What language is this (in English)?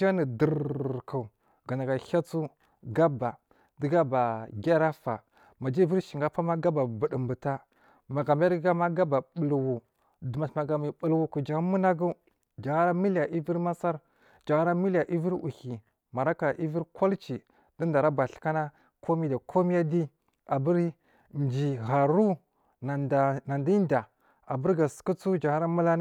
Marghi South